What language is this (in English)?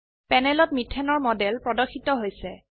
Assamese